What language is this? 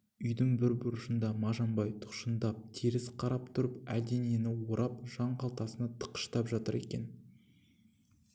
Kazakh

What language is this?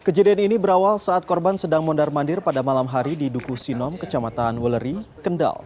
Indonesian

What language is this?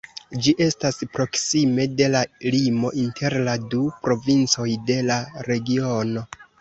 Esperanto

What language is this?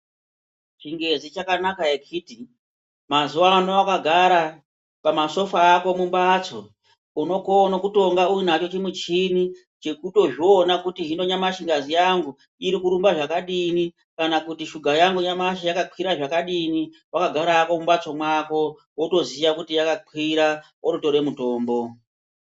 Ndau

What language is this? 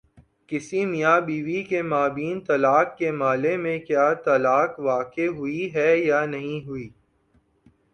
Urdu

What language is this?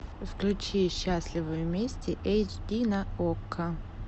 Russian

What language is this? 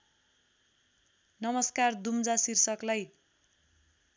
Nepali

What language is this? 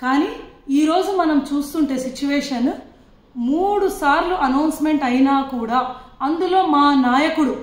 Telugu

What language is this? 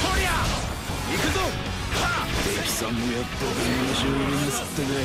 Japanese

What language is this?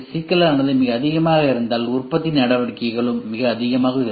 Tamil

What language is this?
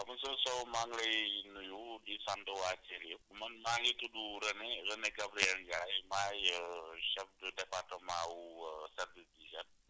Wolof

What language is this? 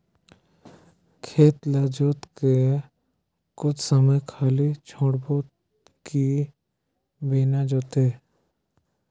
Chhattisgarhi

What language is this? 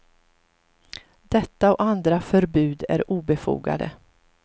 Swedish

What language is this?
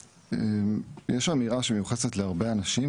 Hebrew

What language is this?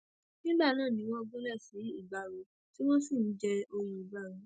Yoruba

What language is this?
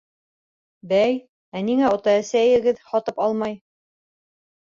Bashkir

